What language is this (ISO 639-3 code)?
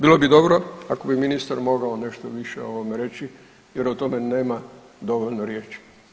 hrv